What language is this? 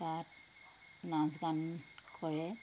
Assamese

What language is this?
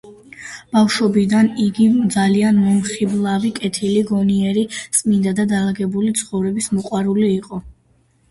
Georgian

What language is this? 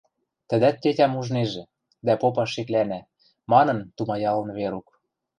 Western Mari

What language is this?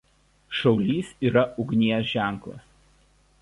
Lithuanian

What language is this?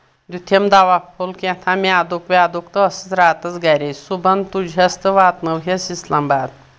Kashmiri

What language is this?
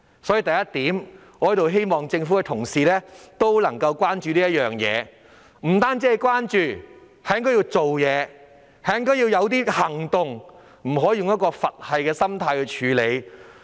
Cantonese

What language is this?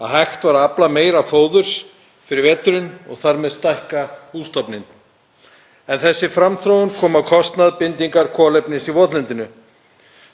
Icelandic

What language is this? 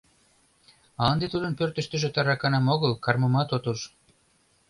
Mari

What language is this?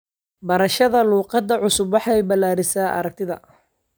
Somali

